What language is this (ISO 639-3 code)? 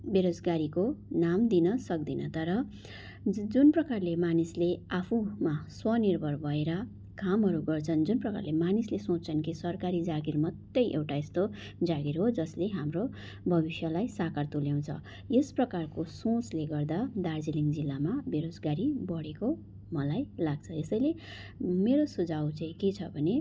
nep